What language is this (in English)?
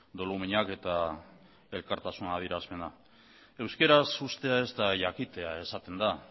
Basque